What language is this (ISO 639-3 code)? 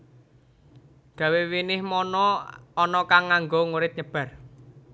jav